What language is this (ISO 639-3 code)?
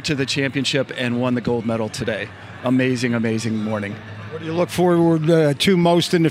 eng